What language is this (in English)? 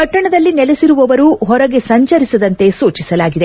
Kannada